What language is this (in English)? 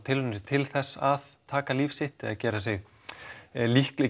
Icelandic